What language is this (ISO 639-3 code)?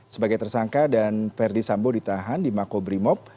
ind